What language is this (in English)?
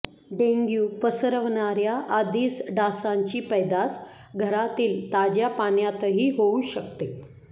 Marathi